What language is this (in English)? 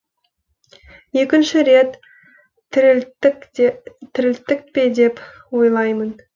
Kazakh